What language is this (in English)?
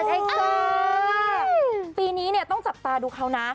Thai